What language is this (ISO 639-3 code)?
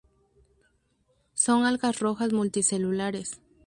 spa